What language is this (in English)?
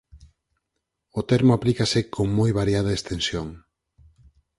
Galician